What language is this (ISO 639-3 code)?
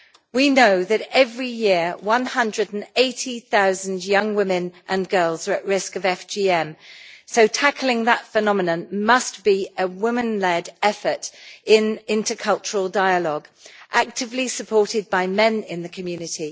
eng